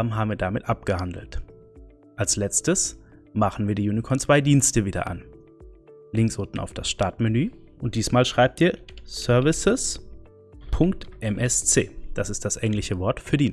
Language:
German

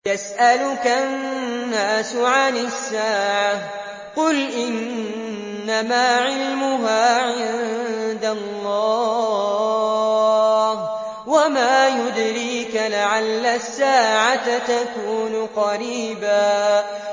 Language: Arabic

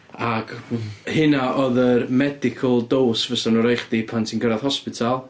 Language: Welsh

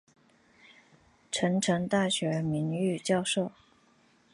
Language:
Chinese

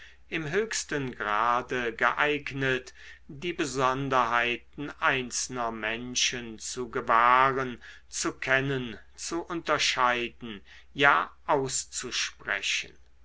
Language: German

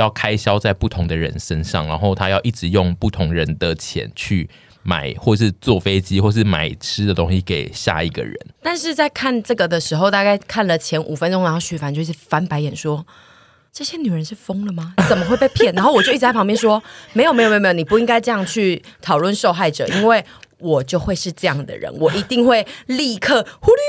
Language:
Chinese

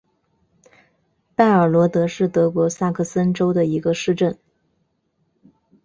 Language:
Chinese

